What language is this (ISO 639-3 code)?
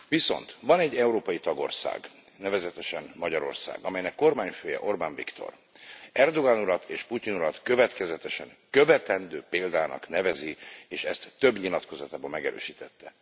hun